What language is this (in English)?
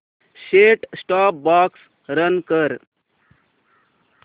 Marathi